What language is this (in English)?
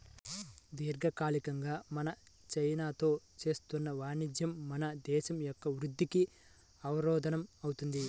Telugu